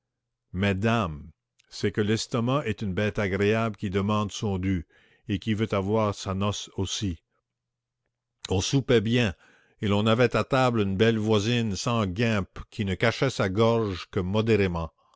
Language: French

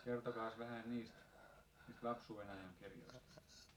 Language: Finnish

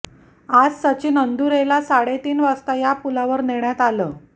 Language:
Marathi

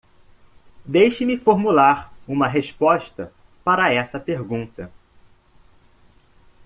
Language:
Portuguese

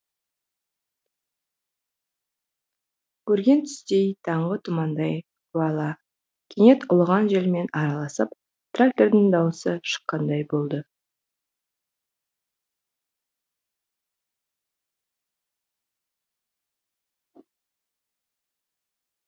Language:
Kazakh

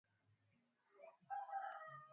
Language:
Swahili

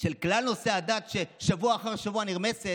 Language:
Hebrew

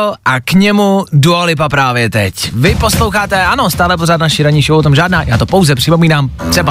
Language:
Czech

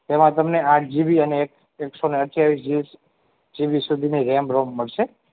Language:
Gujarati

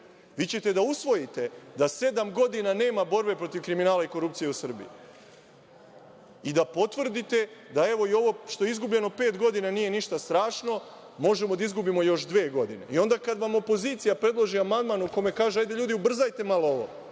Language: Serbian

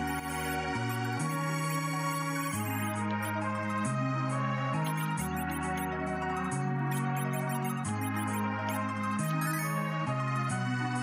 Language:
English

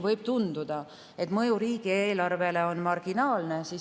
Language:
Estonian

